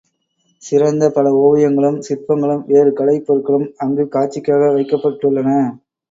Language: Tamil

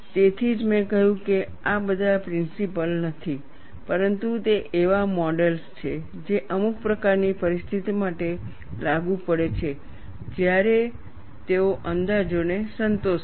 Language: Gujarati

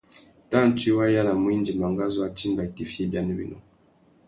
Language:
Tuki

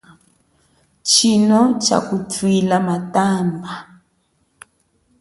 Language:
Chokwe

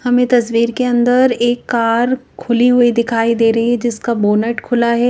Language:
Hindi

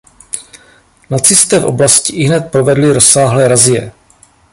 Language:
Czech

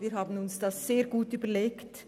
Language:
Swiss German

